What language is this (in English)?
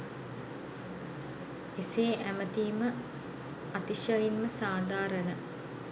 Sinhala